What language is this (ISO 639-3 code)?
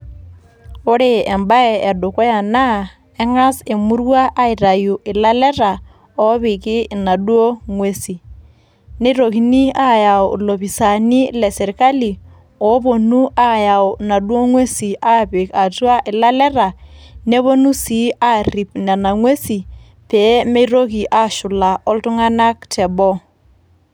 mas